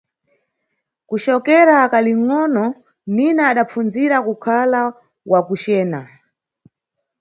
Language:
Nyungwe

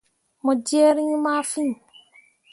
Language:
Mundang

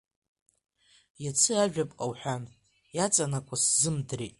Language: Abkhazian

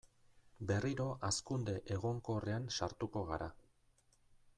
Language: Basque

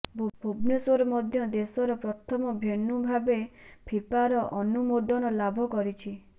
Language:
Odia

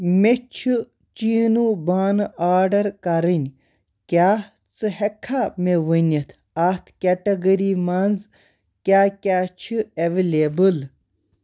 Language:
Kashmiri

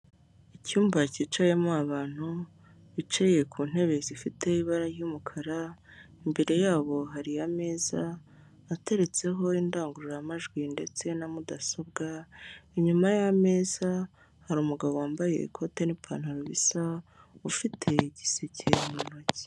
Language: Kinyarwanda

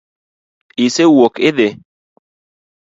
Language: Luo (Kenya and Tanzania)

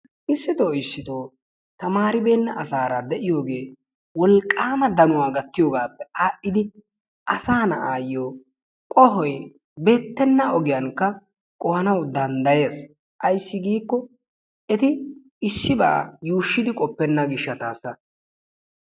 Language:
Wolaytta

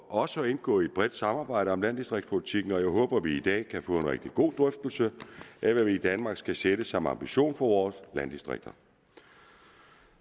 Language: Danish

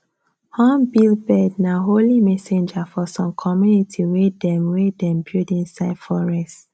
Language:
Nigerian Pidgin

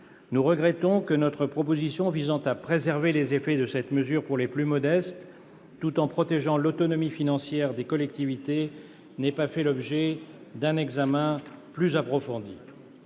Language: French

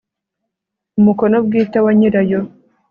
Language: Kinyarwanda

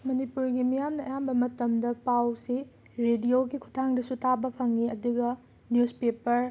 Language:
Manipuri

